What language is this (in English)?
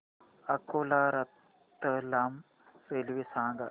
Marathi